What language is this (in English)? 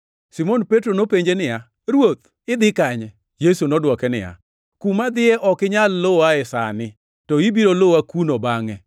Luo (Kenya and Tanzania)